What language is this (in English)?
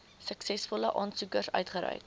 Afrikaans